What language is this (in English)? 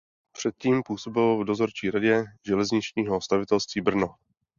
Czech